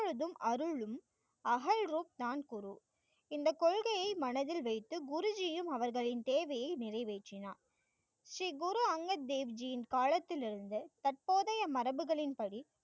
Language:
Tamil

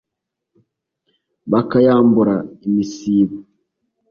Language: Kinyarwanda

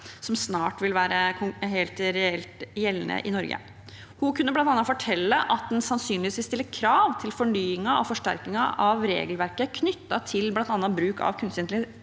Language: Norwegian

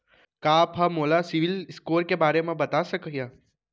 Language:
Chhattisgarhi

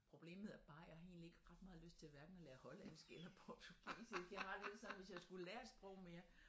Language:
Danish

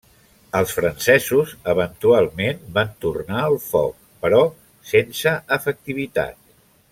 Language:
Catalan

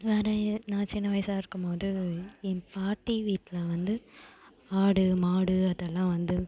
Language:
Tamil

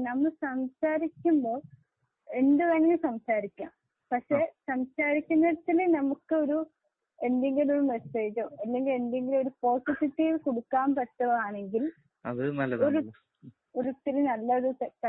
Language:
Malayalam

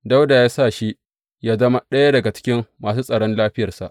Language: Hausa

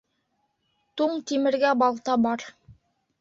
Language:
Bashkir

